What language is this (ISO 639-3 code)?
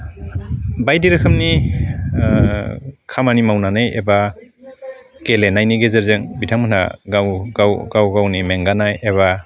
brx